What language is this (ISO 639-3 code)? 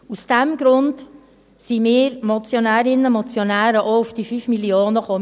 gsw